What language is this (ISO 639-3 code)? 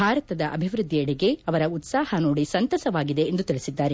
kan